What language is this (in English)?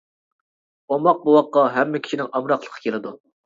Uyghur